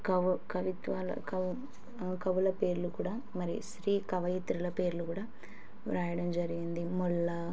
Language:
Telugu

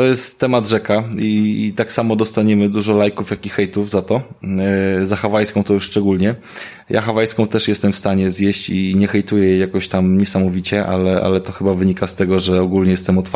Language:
Polish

